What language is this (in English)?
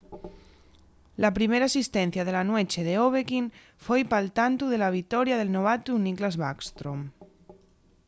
Asturian